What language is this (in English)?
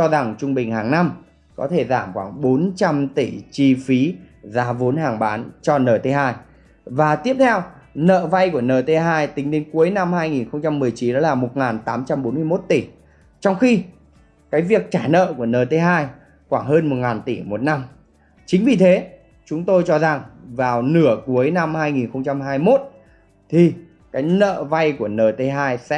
Vietnamese